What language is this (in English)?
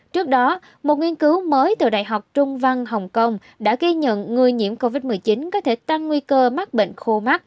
Vietnamese